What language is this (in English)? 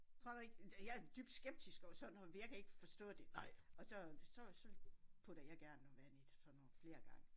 Danish